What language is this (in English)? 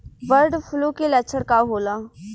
Bhojpuri